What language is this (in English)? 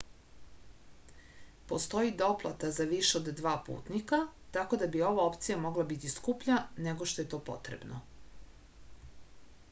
Serbian